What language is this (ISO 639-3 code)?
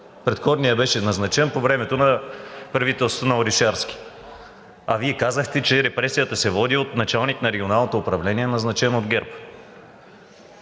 bul